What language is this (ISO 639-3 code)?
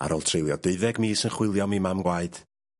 cym